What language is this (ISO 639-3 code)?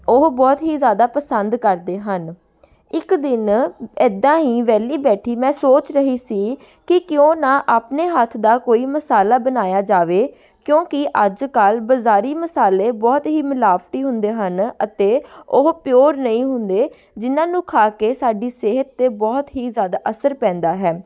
pan